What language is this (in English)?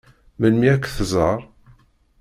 Kabyle